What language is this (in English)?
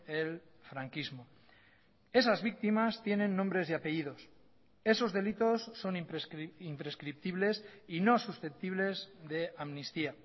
Spanish